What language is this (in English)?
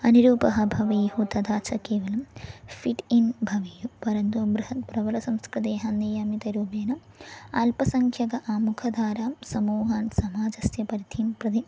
Sanskrit